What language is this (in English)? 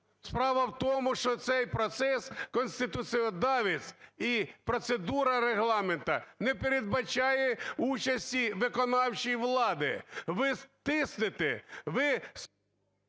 Ukrainian